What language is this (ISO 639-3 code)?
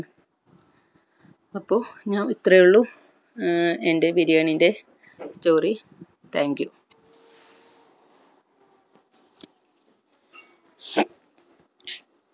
mal